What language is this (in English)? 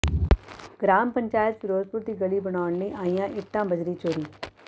Punjabi